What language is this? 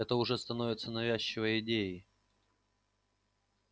Russian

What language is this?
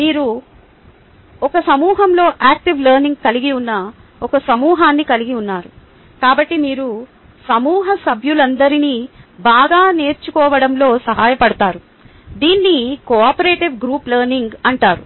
Telugu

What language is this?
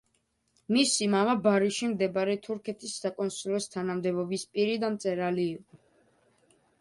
Georgian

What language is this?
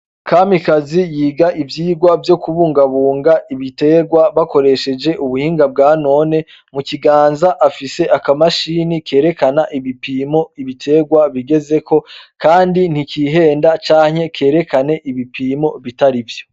Rundi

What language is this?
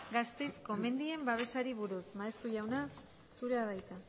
Basque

